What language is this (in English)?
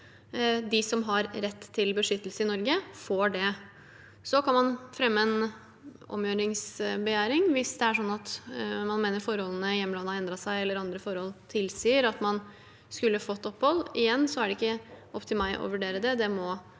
Norwegian